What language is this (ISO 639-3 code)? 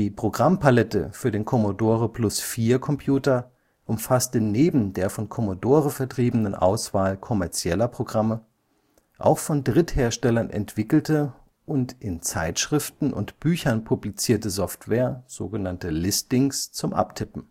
deu